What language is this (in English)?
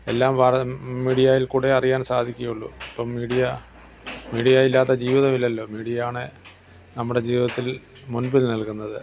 Malayalam